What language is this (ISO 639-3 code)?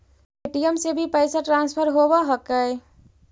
mag